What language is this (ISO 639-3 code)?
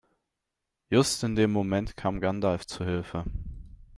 deu